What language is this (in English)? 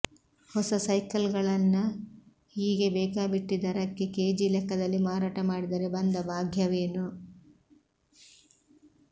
Kannada